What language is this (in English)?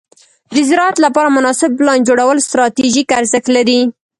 Pashto